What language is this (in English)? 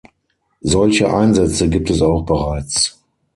German